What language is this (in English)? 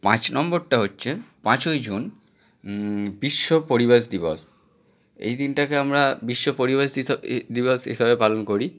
Bangla